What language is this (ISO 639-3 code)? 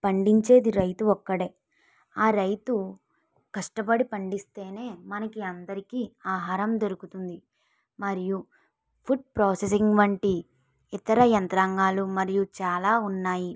tel